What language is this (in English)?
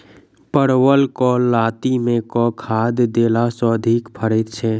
Maithili